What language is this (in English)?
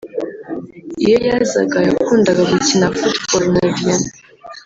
Kinyarwanda